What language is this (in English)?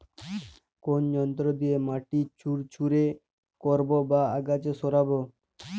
Bangla